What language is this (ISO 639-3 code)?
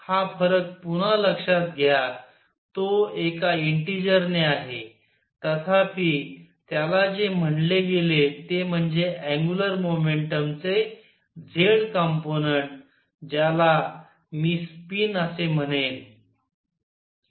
mar